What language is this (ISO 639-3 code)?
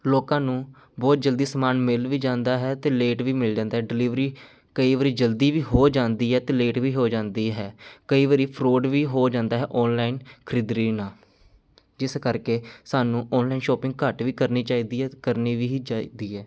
pan